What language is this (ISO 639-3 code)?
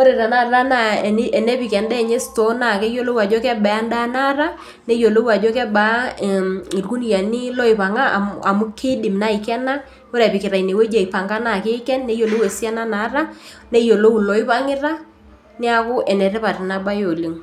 mas